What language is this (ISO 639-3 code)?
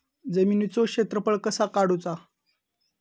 mar